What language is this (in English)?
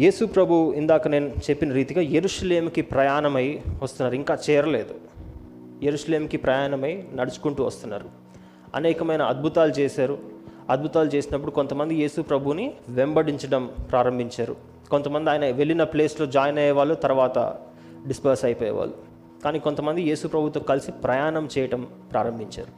Telugu